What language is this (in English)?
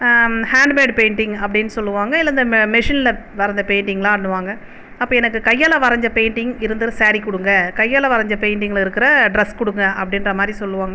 Tamil